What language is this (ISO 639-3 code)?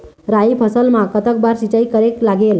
hne